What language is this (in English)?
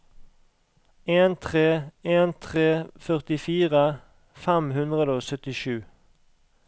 Norwegian